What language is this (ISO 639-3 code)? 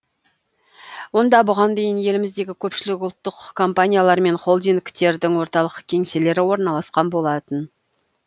kaz